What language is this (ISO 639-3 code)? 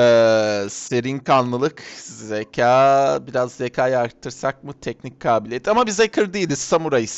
tur